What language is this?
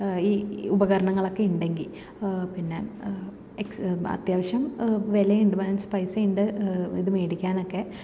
Malayalam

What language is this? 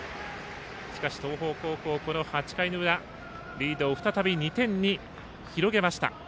Japanese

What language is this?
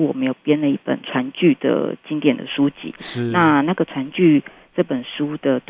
Chinese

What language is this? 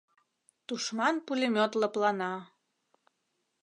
Mari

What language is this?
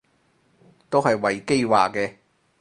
Cantonese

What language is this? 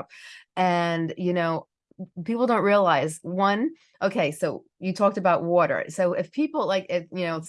English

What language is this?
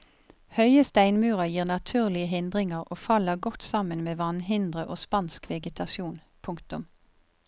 Norwegian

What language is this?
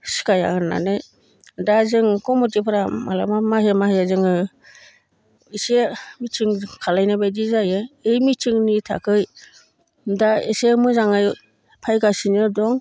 Bodo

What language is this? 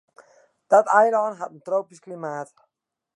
Western Frisian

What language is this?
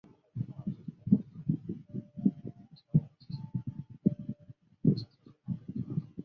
Chinese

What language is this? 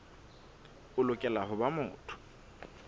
Southern Sotho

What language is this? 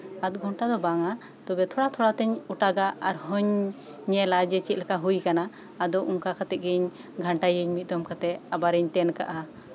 Santali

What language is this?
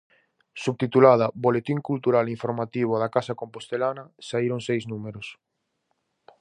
Galician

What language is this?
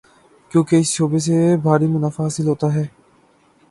Urdu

